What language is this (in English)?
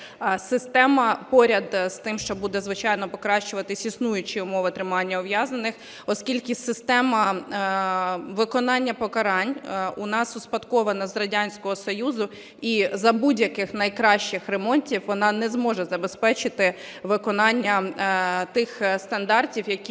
Ukrainian